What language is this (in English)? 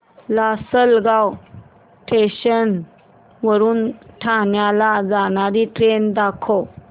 Marathi